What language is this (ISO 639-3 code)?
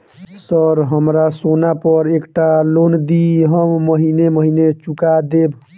mai